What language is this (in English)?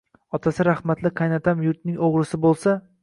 Uzbek